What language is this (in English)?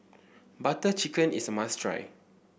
English